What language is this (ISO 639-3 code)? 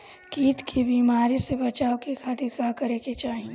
bho